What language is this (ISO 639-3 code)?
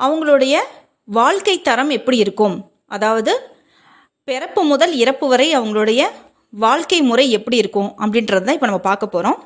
tam